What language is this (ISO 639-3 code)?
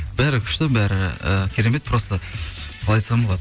kaz